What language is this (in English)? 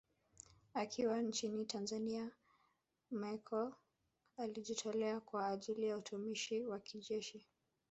Swahili